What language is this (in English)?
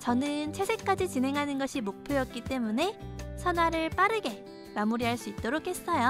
Korean